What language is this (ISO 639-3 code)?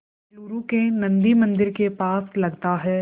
hin